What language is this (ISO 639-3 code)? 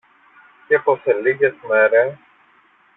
ell